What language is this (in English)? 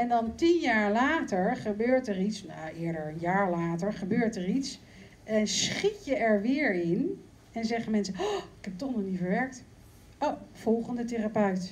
Dutch